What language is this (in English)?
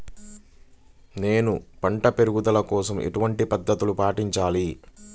Telugu